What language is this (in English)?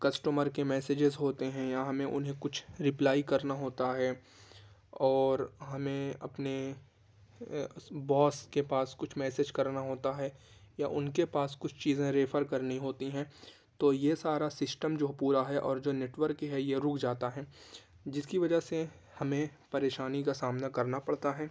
Urdu